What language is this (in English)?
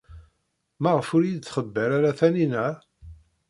Kabyle